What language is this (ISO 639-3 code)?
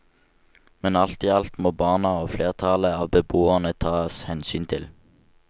nor